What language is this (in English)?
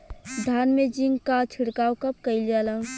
Bhojpuri